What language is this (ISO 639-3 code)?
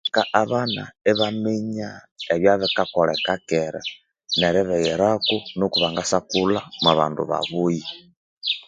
koo